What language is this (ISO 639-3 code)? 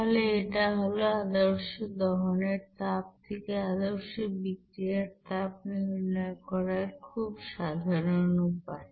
ben